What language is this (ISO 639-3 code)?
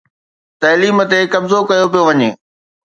snd